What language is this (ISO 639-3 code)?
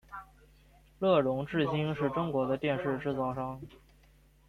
zho